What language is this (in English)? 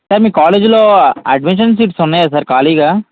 Telugu